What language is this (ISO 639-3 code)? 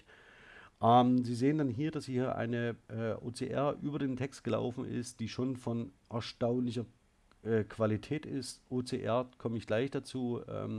deu